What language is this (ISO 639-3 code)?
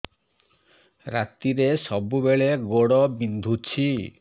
ori